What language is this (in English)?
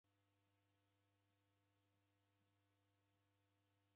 Taita